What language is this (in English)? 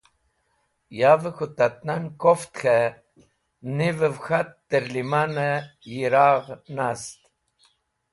Wakhi